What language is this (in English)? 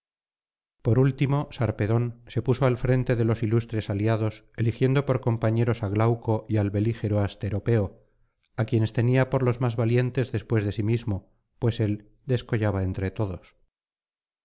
Spanish